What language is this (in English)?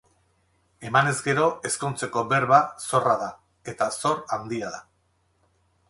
Basque